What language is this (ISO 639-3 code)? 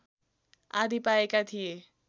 nep